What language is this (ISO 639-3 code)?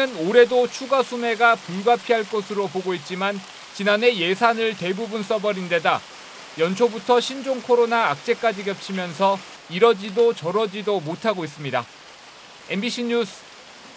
kor